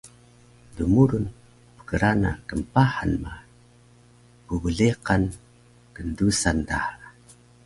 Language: Taroko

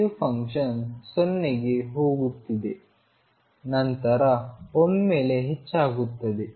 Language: Kannada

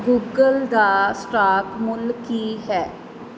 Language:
Punjabi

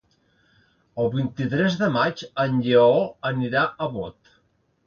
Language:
Catalan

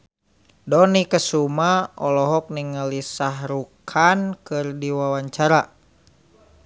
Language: Sundanese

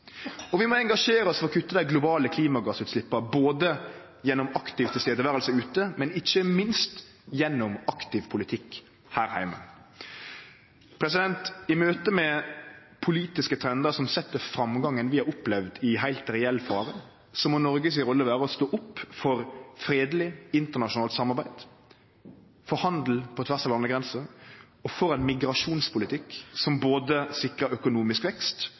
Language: Norwegian Nynorsk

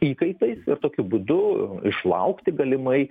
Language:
Lithuanian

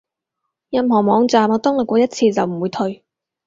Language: Cantonese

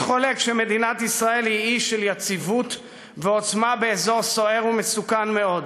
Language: Hebrew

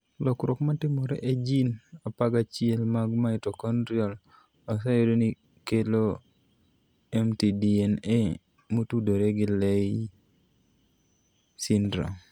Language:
Luo (Kenya and Tanzania)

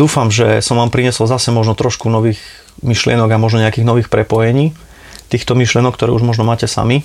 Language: Slovak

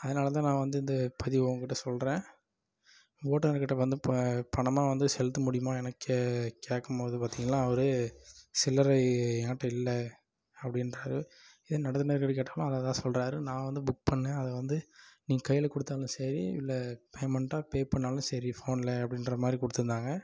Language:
Tamil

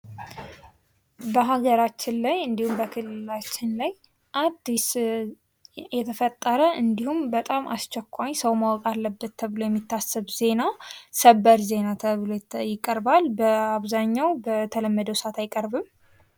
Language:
Amharic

